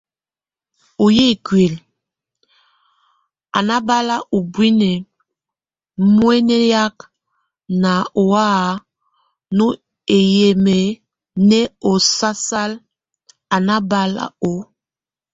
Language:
Tunen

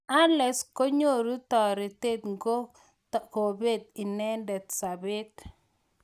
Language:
Kalenjin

